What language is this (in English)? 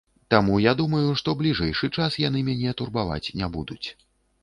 Belarusian